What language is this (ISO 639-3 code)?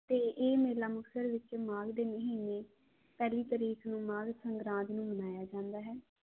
pan